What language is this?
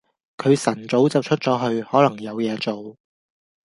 Cantonese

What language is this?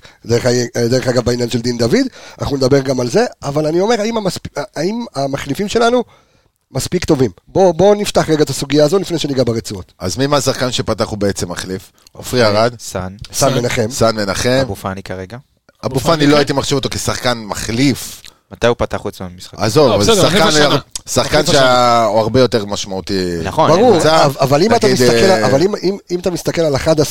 Hebrew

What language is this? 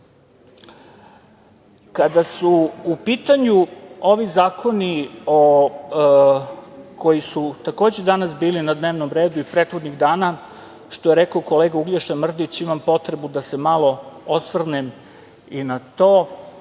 Serbian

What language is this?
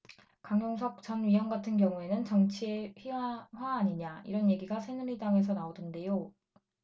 Korean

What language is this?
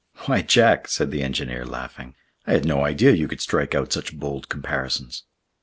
English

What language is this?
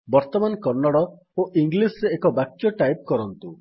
Odia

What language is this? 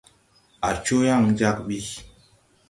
Tupuri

